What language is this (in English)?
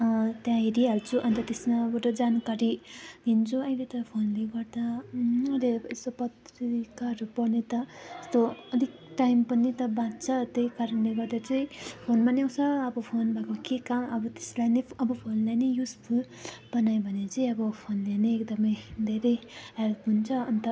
Nepali